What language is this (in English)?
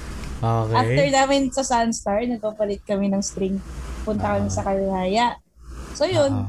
Filipino